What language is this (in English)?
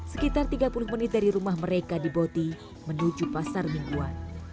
Indonesian